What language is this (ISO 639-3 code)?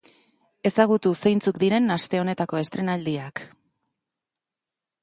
eus